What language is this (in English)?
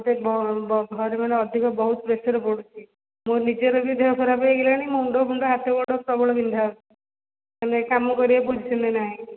Odia